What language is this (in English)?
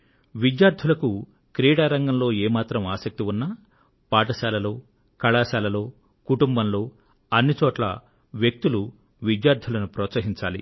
Telugu